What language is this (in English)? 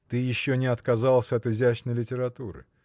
Russian